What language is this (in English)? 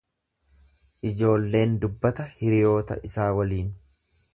Oromo